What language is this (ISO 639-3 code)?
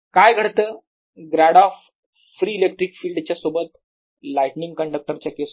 mar